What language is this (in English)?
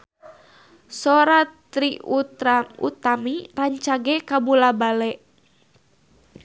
Sundanese